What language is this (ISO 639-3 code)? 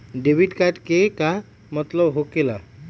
mag